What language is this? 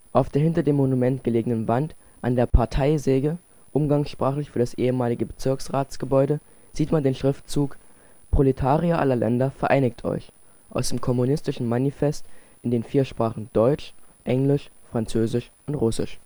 German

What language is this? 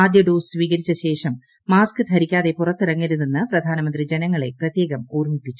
Malayalam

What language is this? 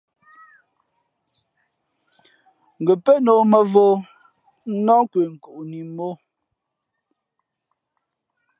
Fe'fe'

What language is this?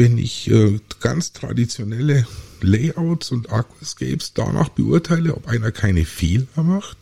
German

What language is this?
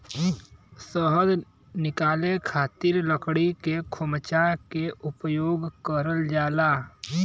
Bhojpuri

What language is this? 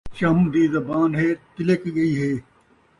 Saraiki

